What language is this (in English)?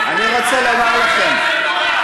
Hebrew